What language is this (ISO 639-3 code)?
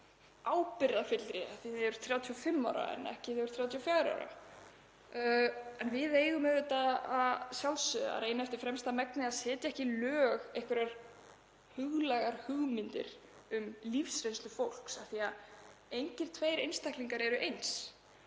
isl